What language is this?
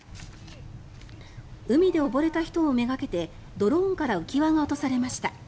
Japanese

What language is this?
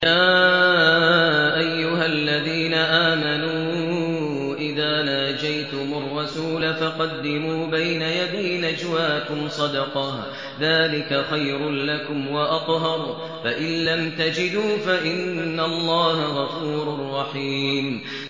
Arabic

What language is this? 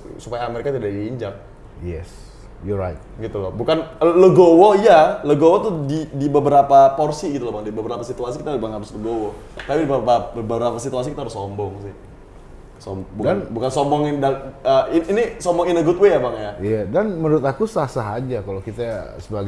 Indonesian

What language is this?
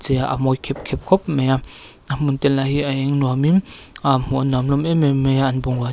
Mizo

